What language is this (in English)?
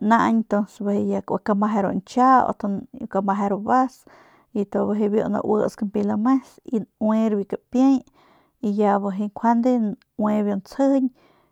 Northern Pame